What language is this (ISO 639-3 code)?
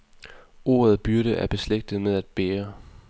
dan